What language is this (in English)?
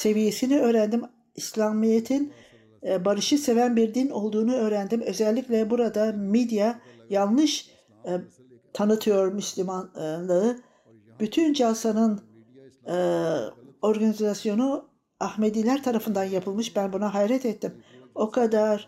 Turkish